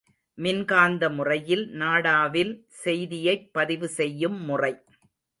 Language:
Tamil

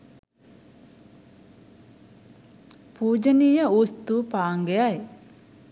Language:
Sinhala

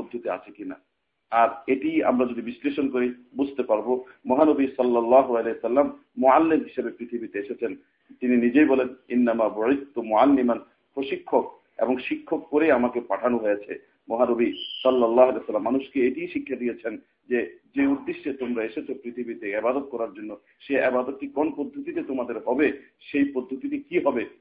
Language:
Bangla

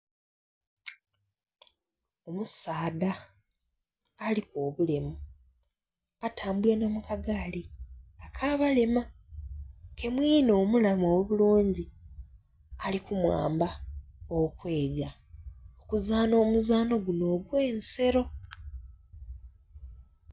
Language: Soga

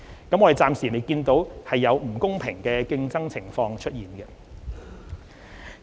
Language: Cantonese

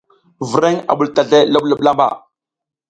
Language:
South Giziga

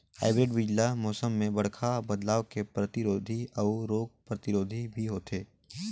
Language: Chhattisgarhi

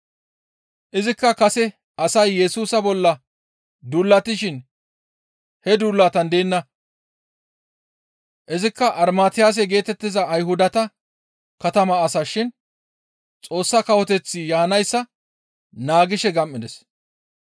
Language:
Gamo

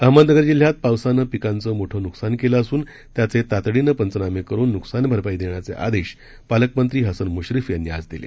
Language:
Marathi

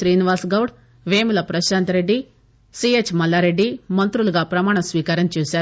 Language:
Telugu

